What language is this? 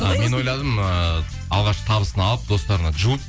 Kazakh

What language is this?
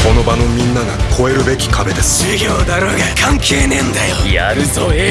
Japanese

